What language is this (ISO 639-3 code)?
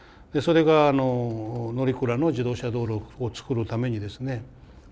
jpn